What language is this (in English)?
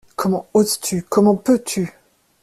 French